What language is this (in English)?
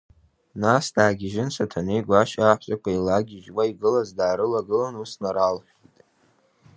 Abkhazian